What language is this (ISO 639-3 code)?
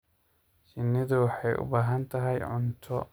som